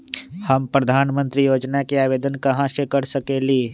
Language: Magahi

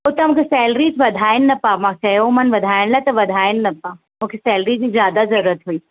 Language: Sindhi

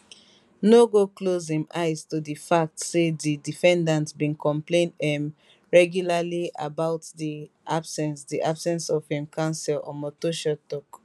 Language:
Nigerian Pidgin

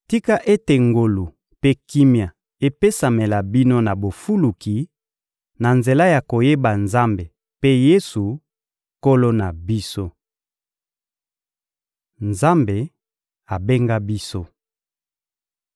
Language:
Lingala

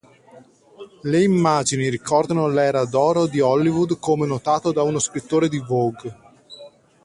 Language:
Italian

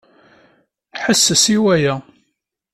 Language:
Kabyle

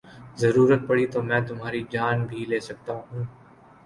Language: Urdu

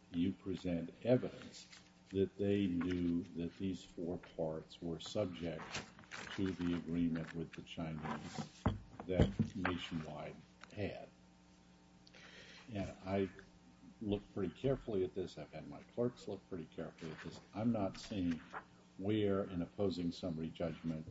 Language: English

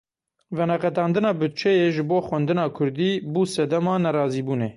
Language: Kurdish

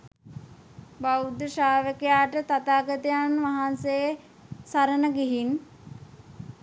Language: Sinhala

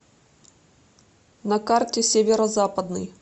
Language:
Russian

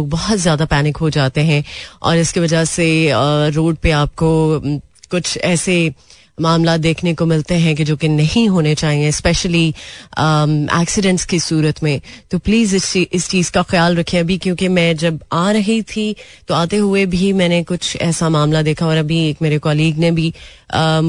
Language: Hindi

